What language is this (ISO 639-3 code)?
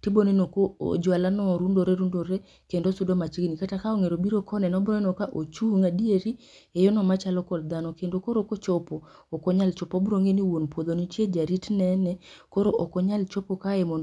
luo